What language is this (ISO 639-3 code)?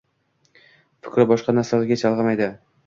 uzb